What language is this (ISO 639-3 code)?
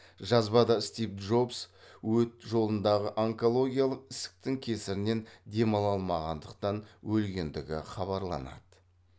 kaz